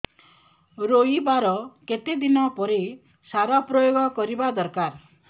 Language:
Odia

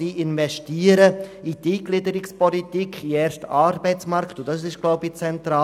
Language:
Swiss German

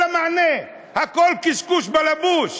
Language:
Hebrew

